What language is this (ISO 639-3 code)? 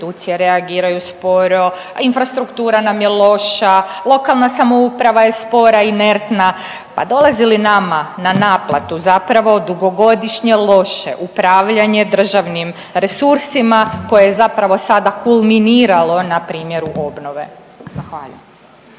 hrv